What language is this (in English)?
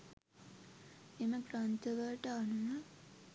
Sinhala